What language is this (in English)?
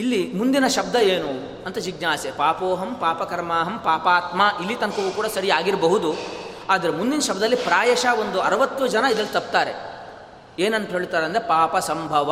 Kannada